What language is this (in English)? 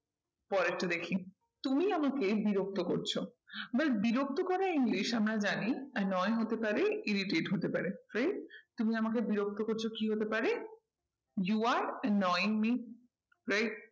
Bangla